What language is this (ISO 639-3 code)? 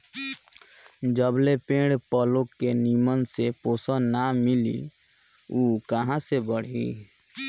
bho